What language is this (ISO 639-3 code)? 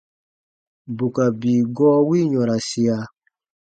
bba